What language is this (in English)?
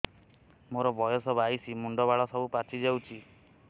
Odia